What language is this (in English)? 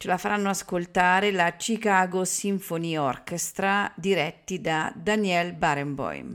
Italian